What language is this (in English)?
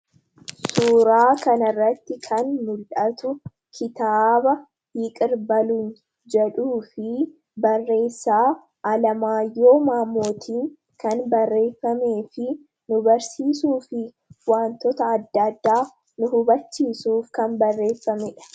Oromo